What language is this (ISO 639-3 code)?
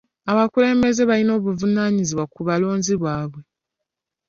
lug